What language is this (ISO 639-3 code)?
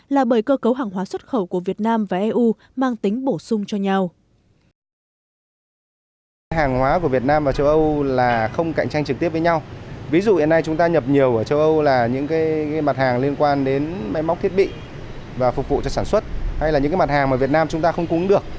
vie